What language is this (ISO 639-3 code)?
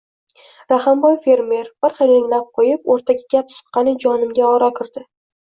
uzb